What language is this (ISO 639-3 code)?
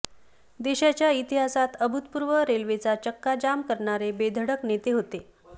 mar